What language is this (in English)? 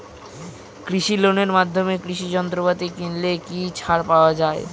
Bangla